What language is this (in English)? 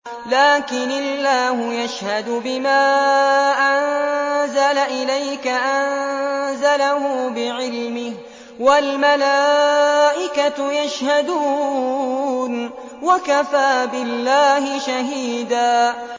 Arabic